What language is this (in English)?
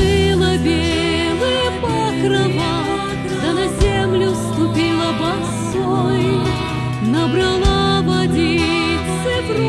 Russian